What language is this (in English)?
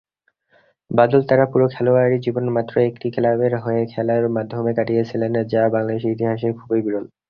Bangla